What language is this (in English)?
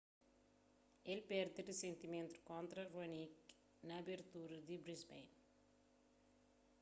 Kabuverdianu